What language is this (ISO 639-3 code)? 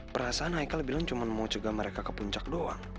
ind